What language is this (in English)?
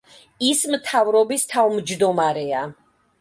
Georgian